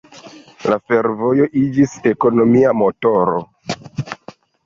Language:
Esperanto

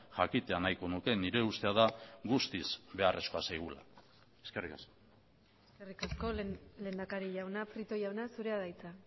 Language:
Basque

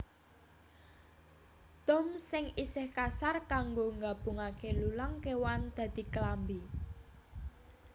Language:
Javanese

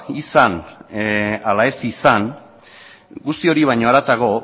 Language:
Basque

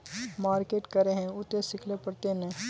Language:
Magahi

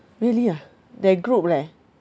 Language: English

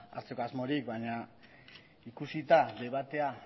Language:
Basque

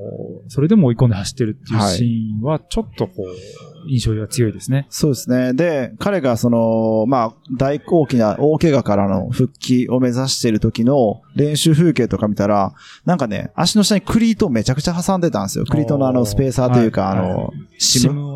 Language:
Japanese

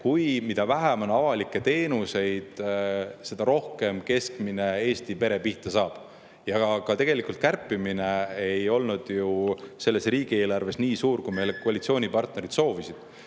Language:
Estonian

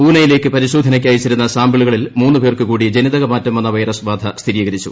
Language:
Malayalam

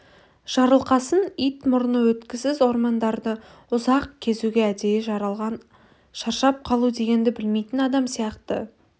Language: Kazakh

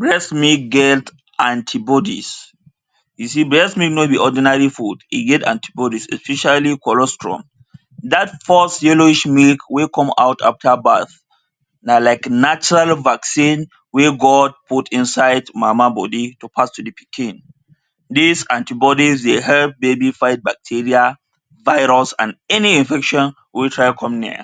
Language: Nigerian Pidgin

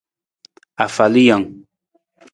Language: Nawdm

